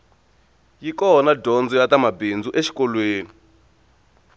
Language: Tsonga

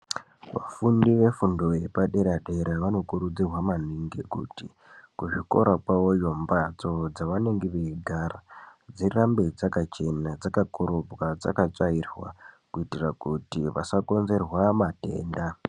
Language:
Ndau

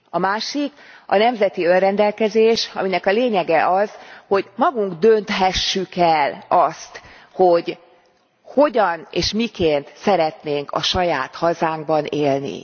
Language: Hungarian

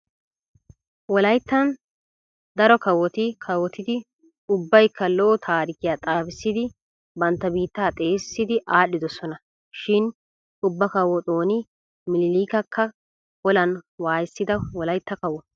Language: Wolaytta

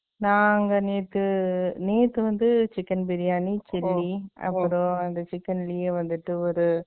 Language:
Tamil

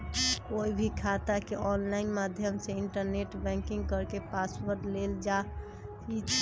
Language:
Magahi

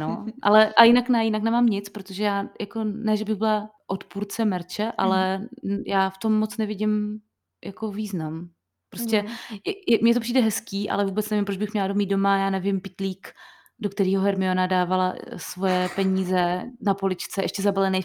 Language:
Czech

